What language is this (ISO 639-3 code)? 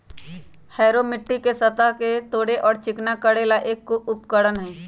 mag